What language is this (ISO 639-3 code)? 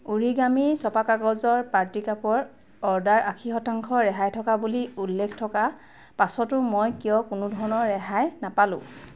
asm